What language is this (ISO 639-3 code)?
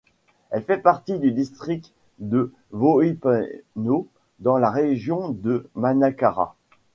fra